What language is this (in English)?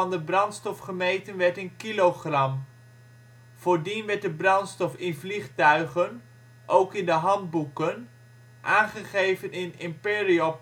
Dutch